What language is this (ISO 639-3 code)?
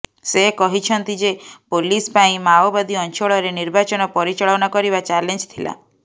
ori